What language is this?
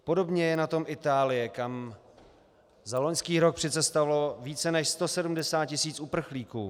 Czech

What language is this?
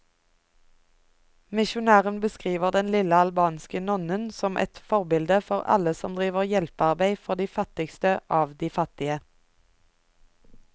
Norwegian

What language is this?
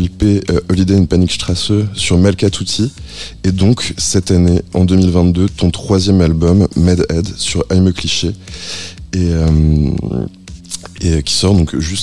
French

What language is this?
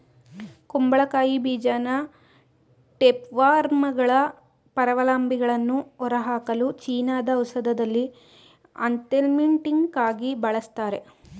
Kannada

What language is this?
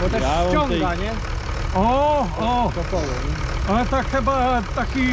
Polish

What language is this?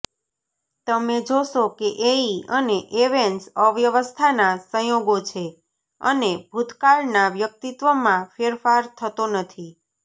Gujarati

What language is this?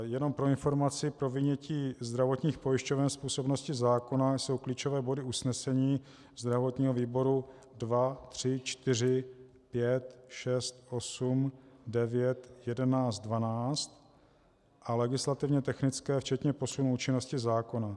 Czech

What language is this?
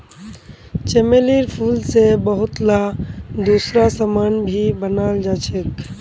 Magahi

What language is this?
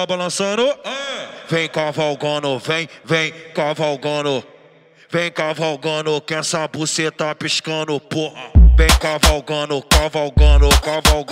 Portuguese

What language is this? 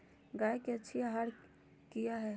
Magahi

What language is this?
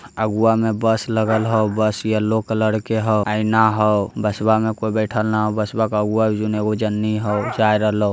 Magahi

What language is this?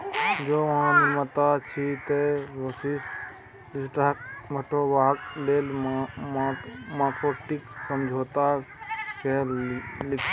Maithili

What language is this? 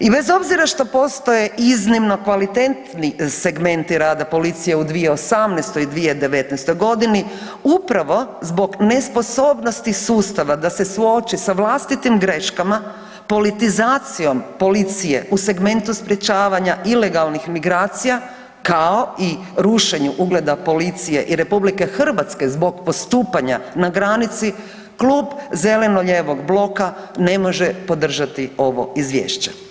Croatian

